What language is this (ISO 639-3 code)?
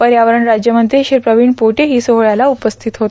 mar